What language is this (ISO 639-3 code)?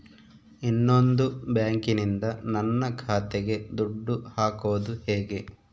kan